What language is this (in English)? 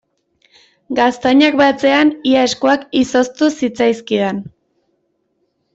Basque